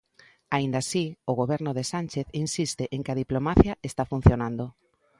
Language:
Galician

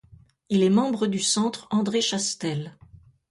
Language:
French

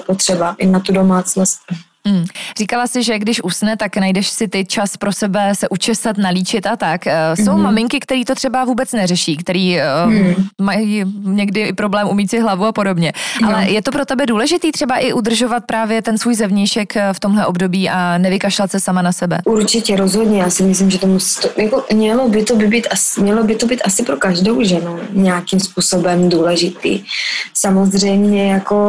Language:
Czech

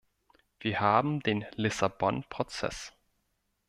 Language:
German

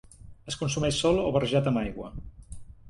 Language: Catalan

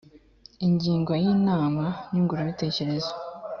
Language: Kinyarwanda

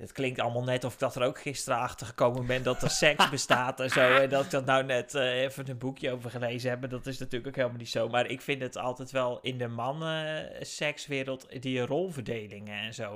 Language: Dutch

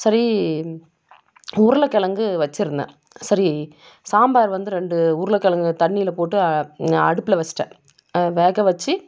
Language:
Tamil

